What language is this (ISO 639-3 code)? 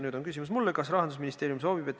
est